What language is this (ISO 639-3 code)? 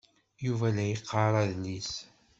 kab